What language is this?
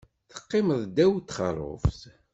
Kabyle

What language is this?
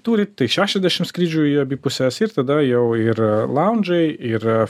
Lithuanian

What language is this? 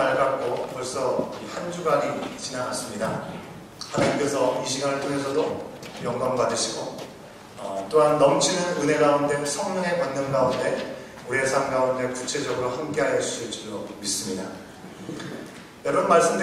Korean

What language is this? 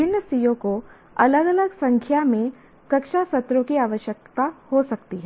Hindi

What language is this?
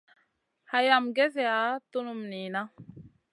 Masana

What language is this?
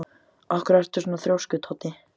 Icelandic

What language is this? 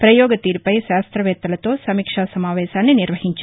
Telugu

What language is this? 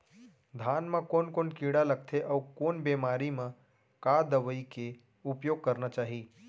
Chhattisgarhi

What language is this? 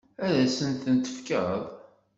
Kabyle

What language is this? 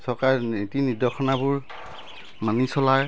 Assamese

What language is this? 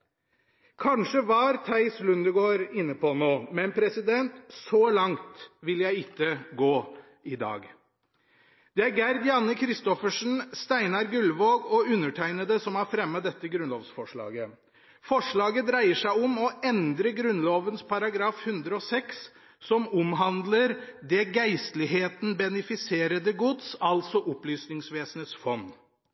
Norwegian Bokmål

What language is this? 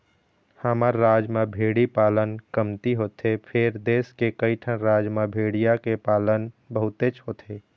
Chhattisgarhi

